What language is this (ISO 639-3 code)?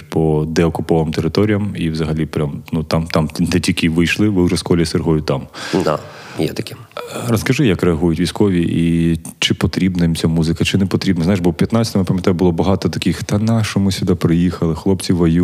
ukr